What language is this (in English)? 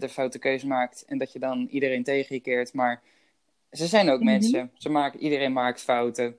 Dutch